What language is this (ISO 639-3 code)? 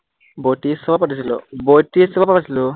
asm